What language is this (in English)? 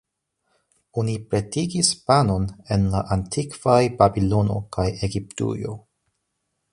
Esperanto